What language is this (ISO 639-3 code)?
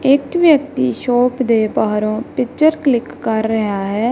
pan